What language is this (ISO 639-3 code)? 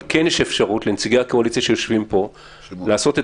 heb